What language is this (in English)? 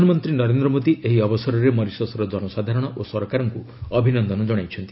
Odia